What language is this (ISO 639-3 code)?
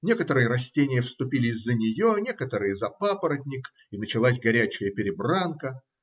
rus